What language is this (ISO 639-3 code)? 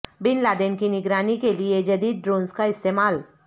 urd